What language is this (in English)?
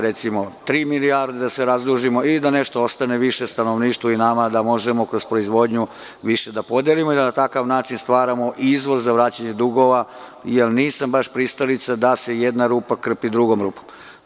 Serbian